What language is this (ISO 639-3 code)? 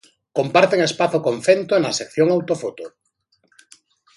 glg